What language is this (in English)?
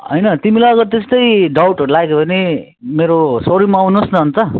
Nepali